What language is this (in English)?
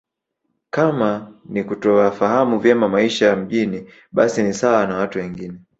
Swahili